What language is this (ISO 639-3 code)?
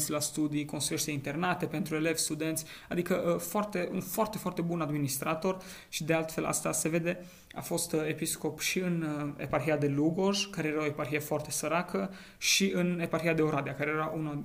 ron